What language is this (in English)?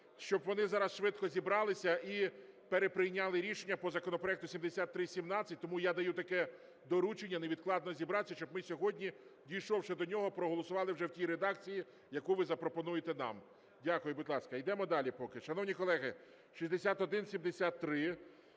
Ukrainian